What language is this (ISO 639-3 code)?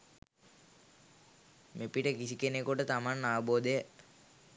sin